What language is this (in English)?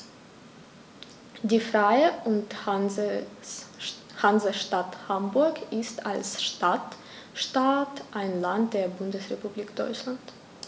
German